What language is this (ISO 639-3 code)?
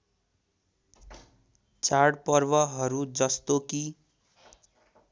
nep